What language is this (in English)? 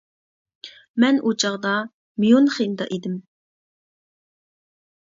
Uyghur